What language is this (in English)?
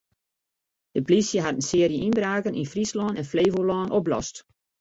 Western Frisian